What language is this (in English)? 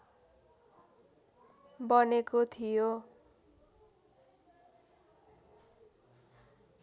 Nepali